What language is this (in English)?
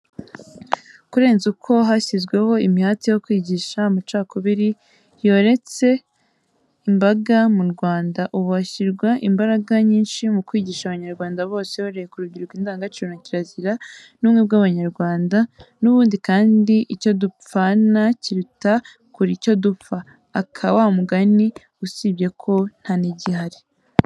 Kinyarwanda